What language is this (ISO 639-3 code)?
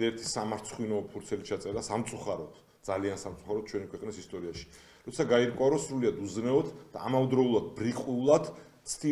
ron